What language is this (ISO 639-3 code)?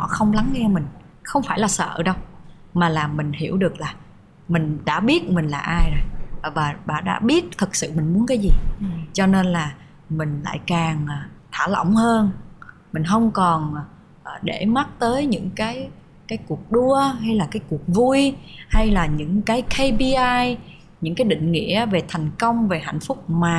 vie